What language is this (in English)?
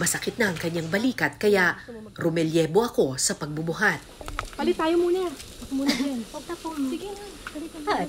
Filipino